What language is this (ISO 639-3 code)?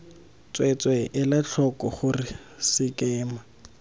tsn